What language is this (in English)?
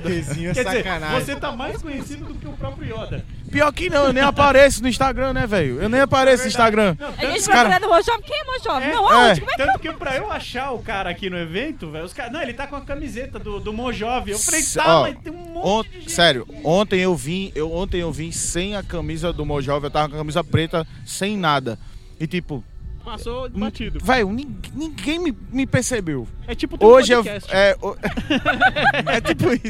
Portuguese